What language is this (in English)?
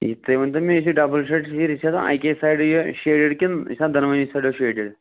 Kashmiri